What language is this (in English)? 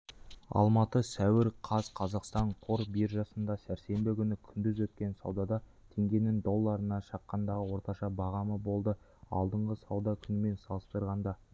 Kazakh